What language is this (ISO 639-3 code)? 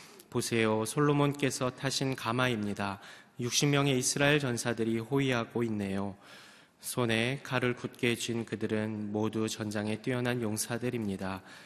kor